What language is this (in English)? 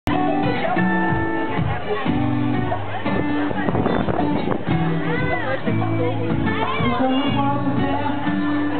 Spanish